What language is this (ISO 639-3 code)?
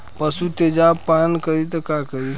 bho